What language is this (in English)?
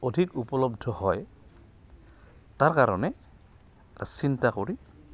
Assamese